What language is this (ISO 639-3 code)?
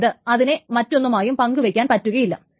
mal